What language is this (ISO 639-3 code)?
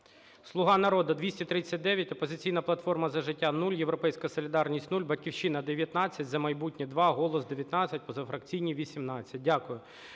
ukr